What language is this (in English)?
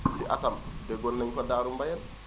Wolof